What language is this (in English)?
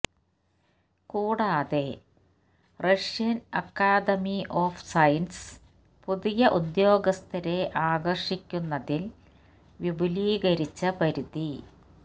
Malayalam